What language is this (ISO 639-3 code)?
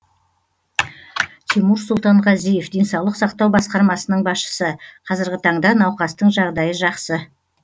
kaz